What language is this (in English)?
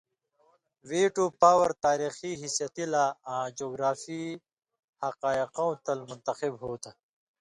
Indus Kohistani